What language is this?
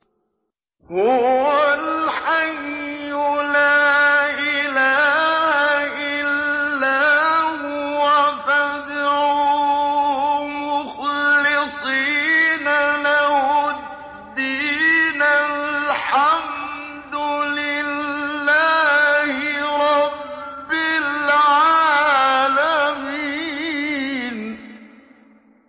Arabic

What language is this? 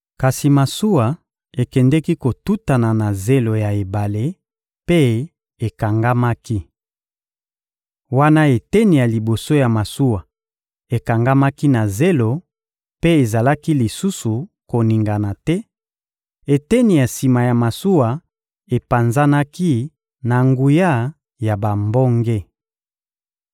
Lingala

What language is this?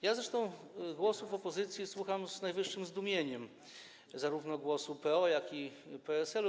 Polish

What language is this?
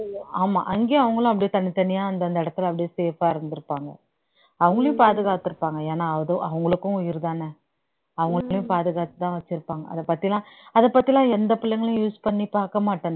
Tamil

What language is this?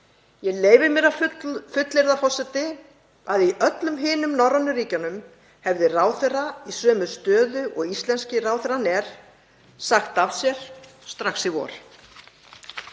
Icelandic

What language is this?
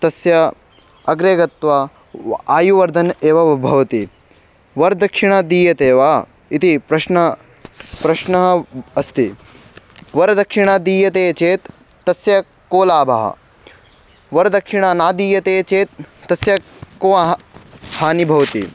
Sanskrit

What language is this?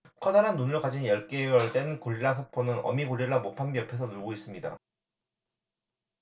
Korean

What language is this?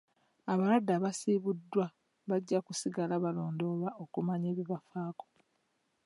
Ganda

